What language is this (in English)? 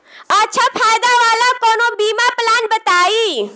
Bhojpuri